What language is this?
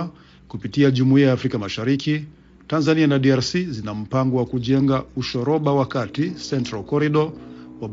Swahili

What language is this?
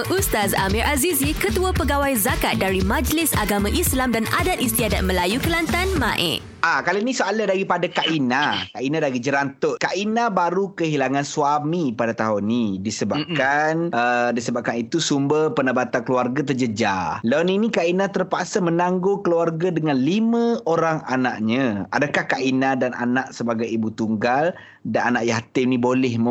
Malay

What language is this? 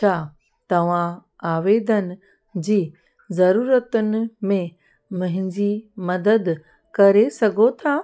Sindhi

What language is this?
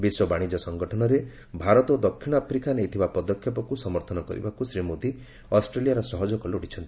Odia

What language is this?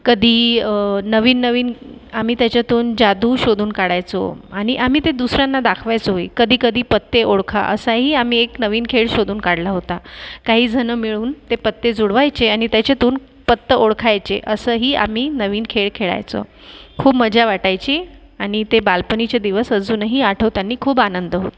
Marathi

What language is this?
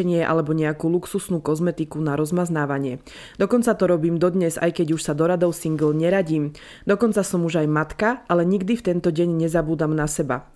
Slovak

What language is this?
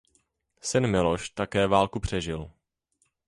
Czech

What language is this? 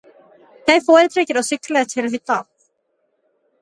Norwegian Bokmål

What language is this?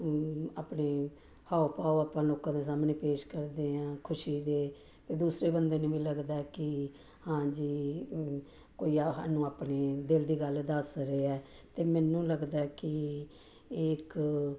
Punjabi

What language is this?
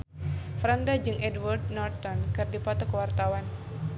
Sundanese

